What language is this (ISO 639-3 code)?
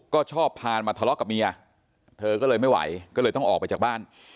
tha